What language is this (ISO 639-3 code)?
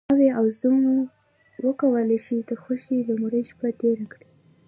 pus